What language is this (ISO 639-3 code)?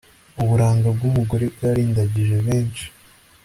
kin